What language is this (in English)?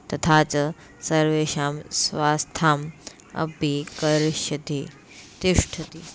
Sanskrit